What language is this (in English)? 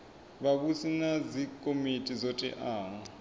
Venda